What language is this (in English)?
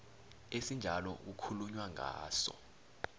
South Ndebele